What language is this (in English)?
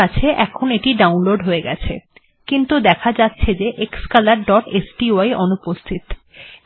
Bangla